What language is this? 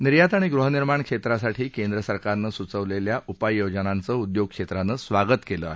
Marathi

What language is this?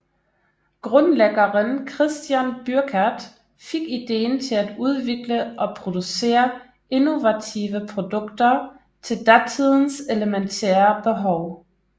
Danish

